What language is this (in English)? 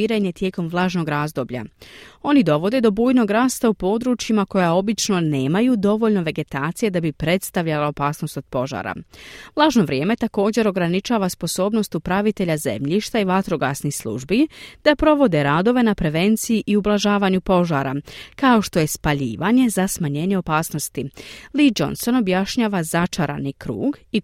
Croatian